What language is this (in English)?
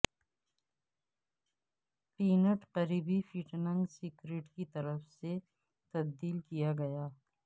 Urdu